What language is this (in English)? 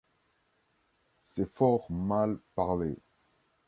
French